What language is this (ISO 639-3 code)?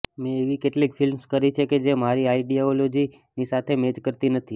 guj